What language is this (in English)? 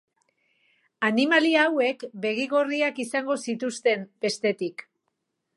Basque